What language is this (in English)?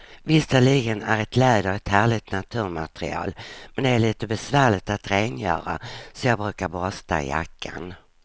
Swedish